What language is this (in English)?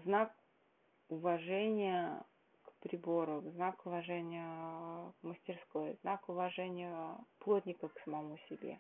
Russian